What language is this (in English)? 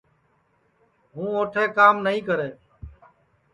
Sansi